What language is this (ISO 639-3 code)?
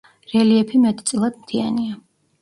kat